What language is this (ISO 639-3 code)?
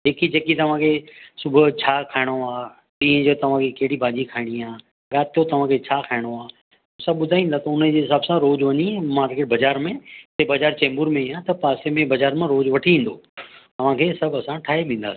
snd